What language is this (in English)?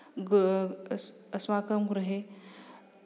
Sanskrit